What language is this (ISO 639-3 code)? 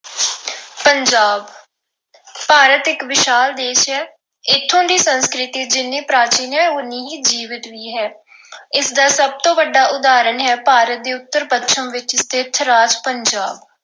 pan